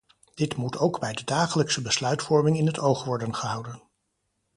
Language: Dutch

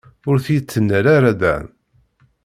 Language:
Kabyle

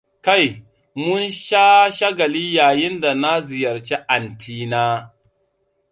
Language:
Hausa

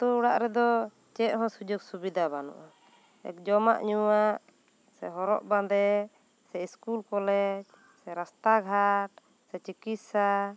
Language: Santali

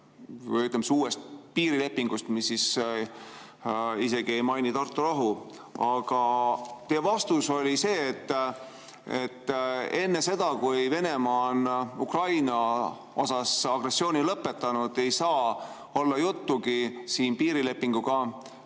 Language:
Estonian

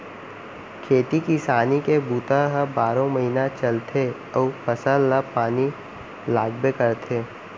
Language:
Chhattisgarhi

